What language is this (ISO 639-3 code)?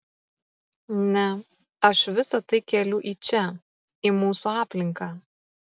lit